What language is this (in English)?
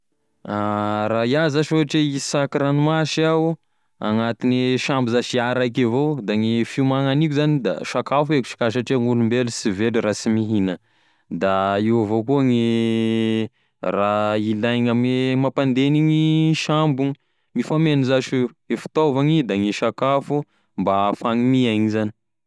Tesaka Malagasy